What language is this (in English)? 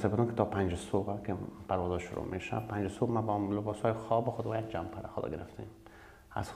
Persian